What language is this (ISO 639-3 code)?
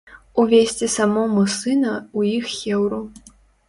bel